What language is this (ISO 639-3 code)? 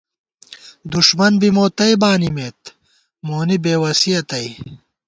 gwt